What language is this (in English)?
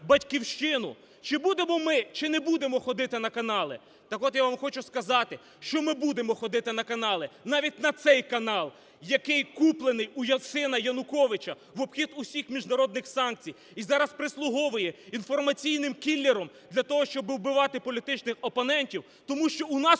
Ukrainian